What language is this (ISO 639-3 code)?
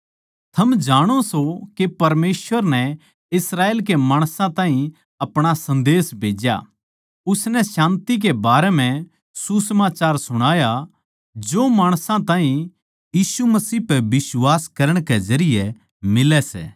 bgc